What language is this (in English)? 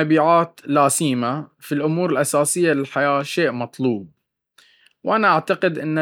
Baharna Arabic